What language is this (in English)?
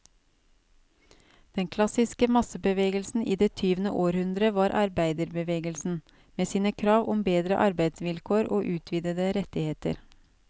Norwegian